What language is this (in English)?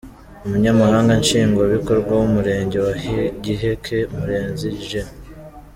Kinyarwanda